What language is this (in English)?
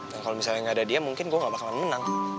Indonesian